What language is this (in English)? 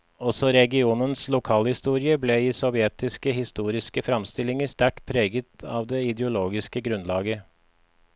Norwegian